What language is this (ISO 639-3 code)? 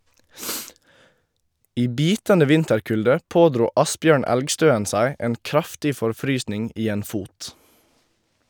nor